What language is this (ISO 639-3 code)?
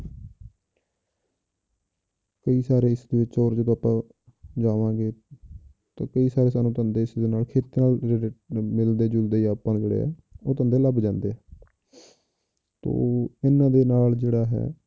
pan